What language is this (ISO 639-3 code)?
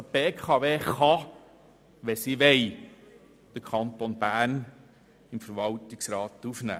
gsw